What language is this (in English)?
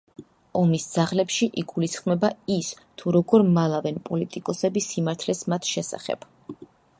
Georgian